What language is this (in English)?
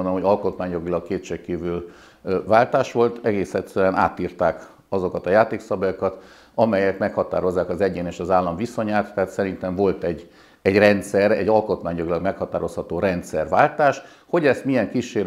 Hungarian